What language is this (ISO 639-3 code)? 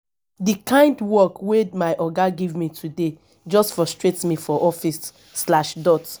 pcm